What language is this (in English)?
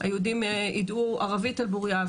Hebrew